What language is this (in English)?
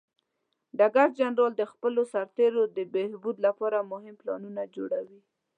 Pashto